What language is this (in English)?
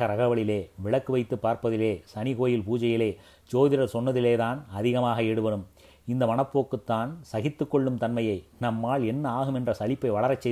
Tamil